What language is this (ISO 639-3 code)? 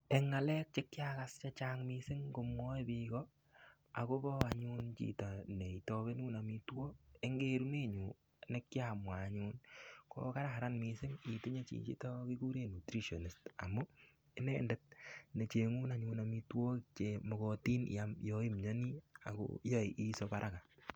kln